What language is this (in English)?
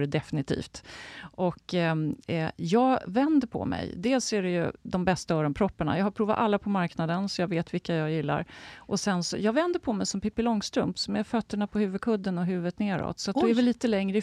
Swedish